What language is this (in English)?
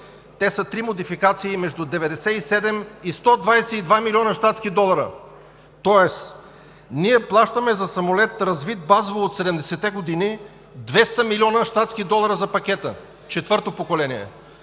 Bulgarian